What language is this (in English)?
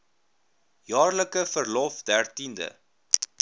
Afrikaans